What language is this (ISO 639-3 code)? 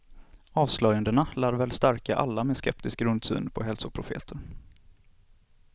swe